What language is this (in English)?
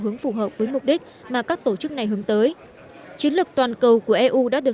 Vietnamese